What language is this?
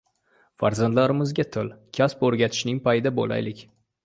Uzbek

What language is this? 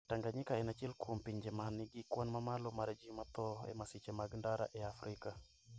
Luo (Kenya and Tanzania)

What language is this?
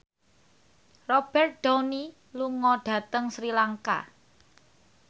Javanese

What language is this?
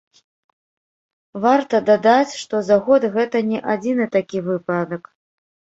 Belarusian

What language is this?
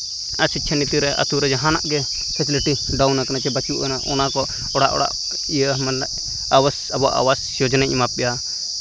Santali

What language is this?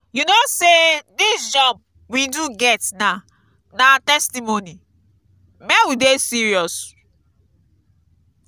Nigerian Pidgin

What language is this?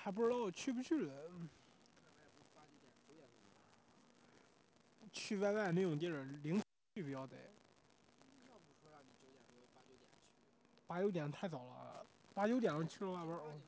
Chinese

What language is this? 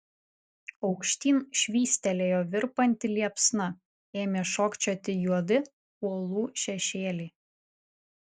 Lithuanian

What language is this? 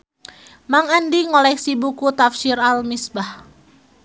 Sundanese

